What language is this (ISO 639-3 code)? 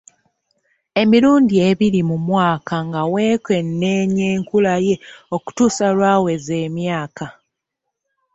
lug